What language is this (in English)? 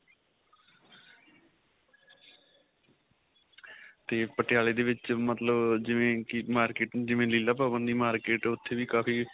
Punjabi